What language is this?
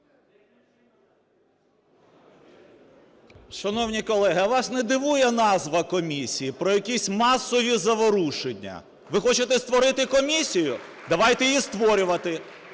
Ukrainian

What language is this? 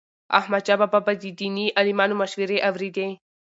Pashto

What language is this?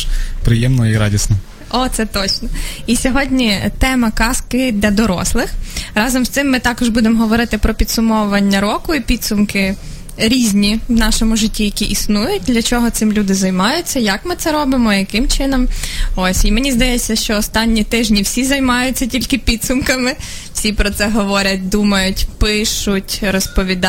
Ukrainian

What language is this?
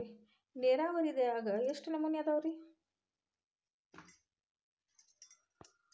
Kannada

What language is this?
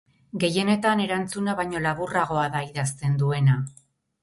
Basque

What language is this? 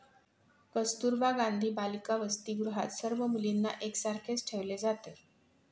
Marathi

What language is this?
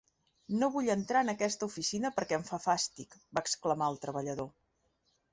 Catalan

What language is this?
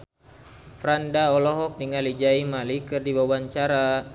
Sundanese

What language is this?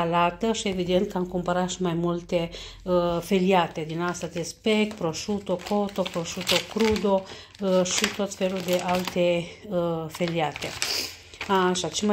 Romanian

